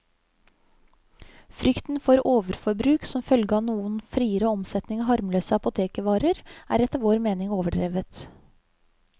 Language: Norwegian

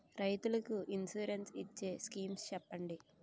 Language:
Telugu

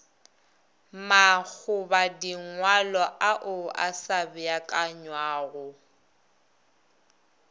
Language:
Northern Sotho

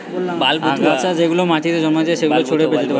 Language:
Bangla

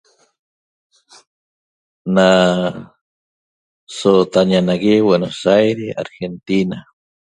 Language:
Toba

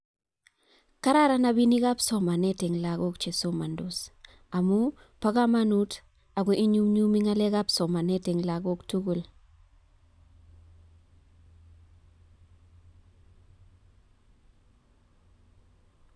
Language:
Kalenjin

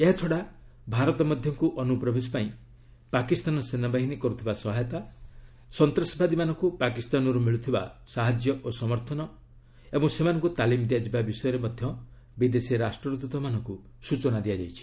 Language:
Odia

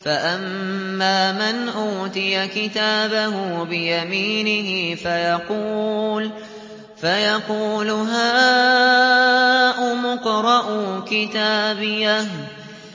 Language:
Arabic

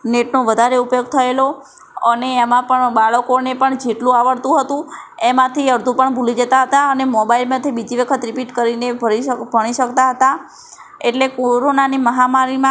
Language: Gujarati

